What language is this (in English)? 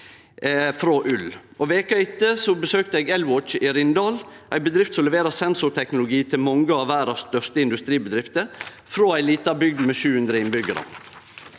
Norwegian